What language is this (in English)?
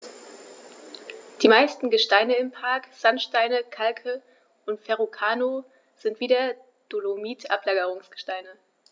German